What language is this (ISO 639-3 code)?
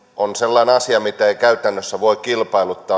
fin